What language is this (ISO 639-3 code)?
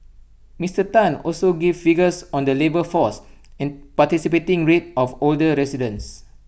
eng